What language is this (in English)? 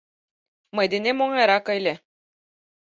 Mari